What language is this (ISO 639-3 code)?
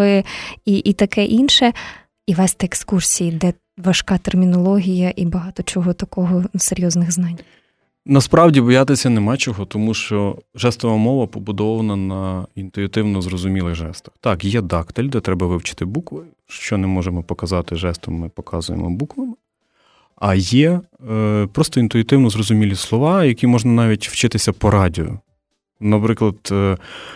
ukr